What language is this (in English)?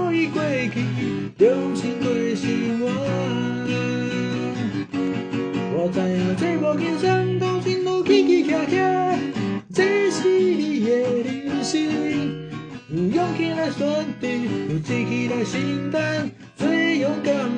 Chinese